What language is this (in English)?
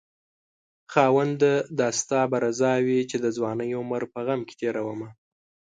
Pashto